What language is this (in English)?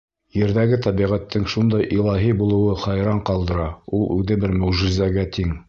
Bashkir